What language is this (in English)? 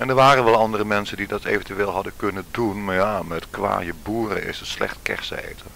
Dutch